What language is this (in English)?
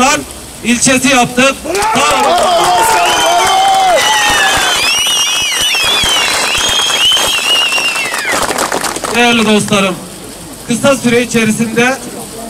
Turkish